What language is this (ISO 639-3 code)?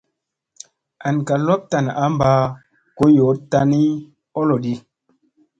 mse